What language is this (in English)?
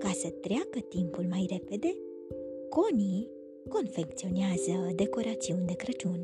Romanian